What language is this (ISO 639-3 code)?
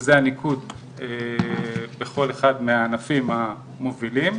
heb